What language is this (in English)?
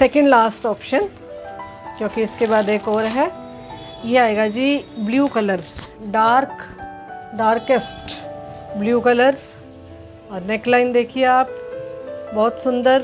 Hindi